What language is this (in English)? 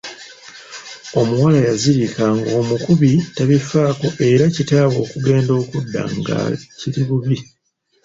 Ganda